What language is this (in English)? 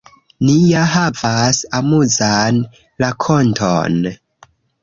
Esperanto